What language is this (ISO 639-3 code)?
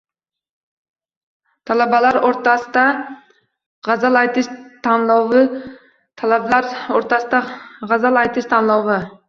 uzb